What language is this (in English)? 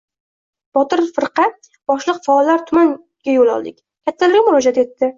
Uzbek